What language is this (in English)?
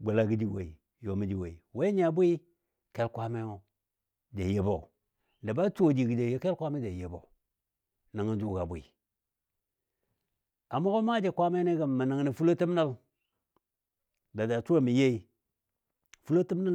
Dadiya